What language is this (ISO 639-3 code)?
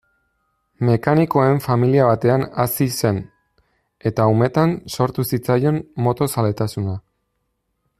eus